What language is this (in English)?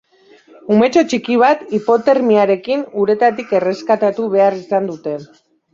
Basque